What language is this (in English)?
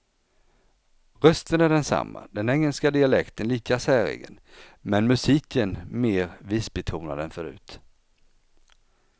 Swedish